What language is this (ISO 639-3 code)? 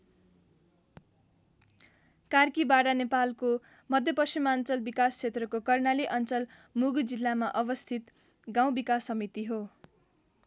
nep